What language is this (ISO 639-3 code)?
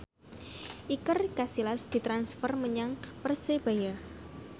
jav